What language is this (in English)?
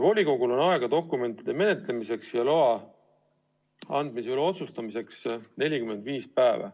Estonian